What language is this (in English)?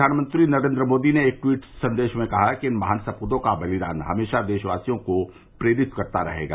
Hindi